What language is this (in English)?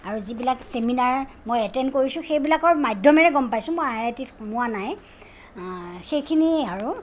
Assamese